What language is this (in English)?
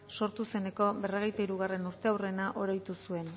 Basque